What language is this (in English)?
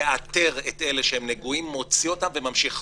Hebrew